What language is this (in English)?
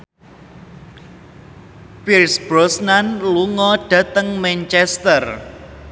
Javanese